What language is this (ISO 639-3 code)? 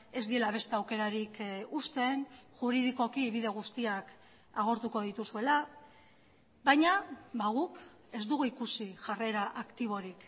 eus